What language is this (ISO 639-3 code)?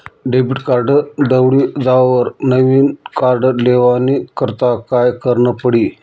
mar